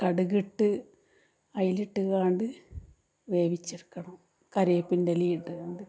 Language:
Malayalam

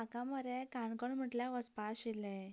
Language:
Konkani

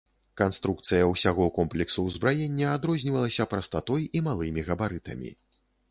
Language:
Belarusian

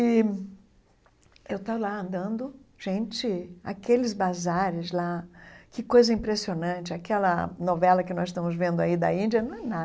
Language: Portuguese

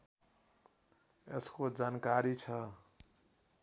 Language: Nepali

